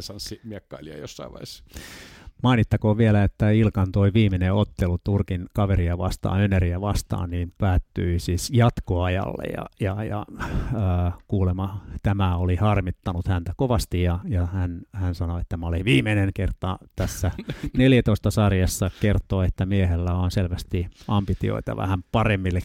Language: Finnish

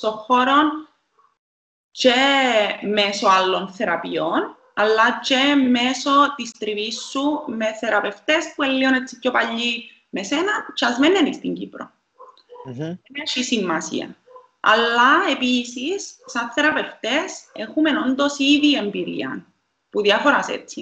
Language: Greek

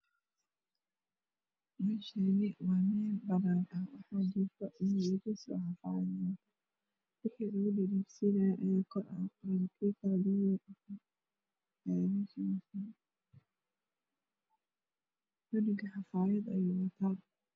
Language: Somali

